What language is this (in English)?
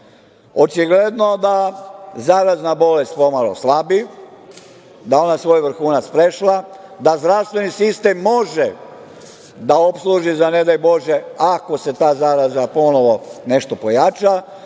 Serbian